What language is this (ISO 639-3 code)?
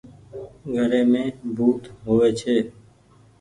gig